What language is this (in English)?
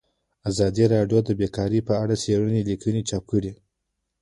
Pashto